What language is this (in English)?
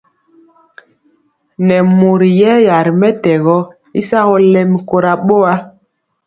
Mpiemo